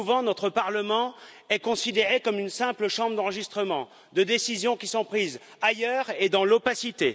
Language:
French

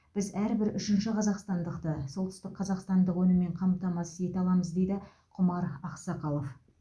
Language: Kazakh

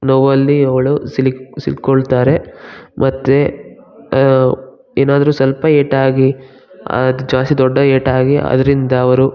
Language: Kannada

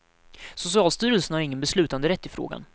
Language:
Swedish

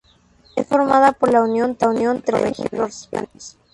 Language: Spanish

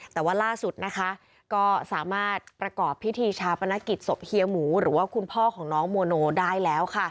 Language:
Thai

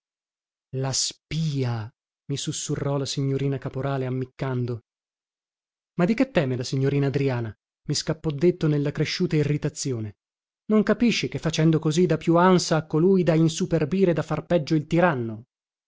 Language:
Italian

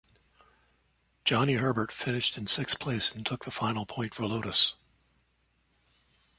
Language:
English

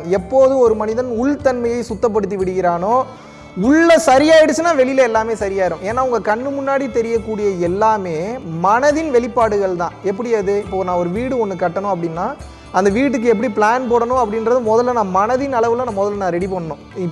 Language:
Tamil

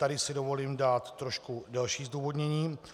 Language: Czech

